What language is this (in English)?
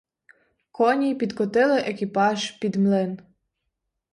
Ukrainian